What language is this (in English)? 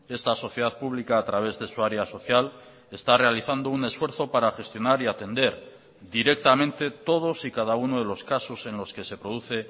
Spanish